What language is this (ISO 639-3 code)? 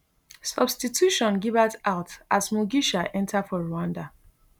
pcm